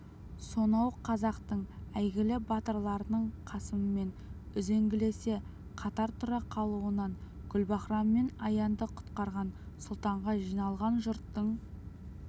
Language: Kazakh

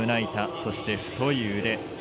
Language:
Japanese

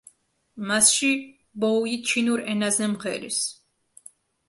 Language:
Georgian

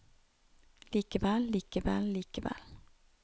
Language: Norwegian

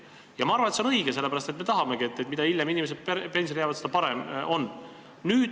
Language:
Estonian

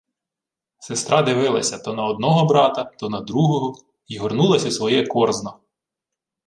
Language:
Ukrainian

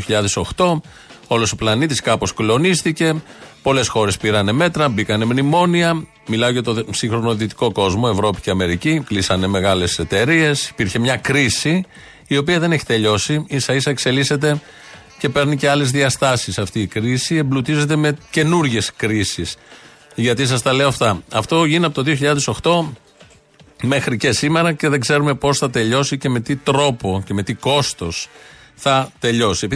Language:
Greek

